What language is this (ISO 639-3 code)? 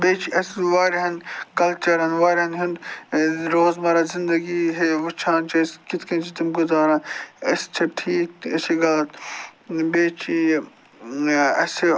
kas